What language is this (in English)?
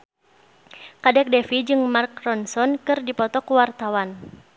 Sundanese